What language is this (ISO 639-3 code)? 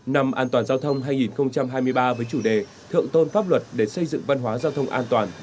vie